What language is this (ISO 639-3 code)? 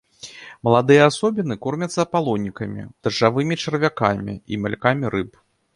bel